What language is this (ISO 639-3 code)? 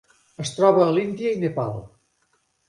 cat